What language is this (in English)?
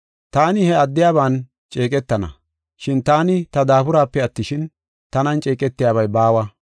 Gofa